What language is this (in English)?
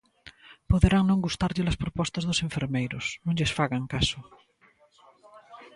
Galician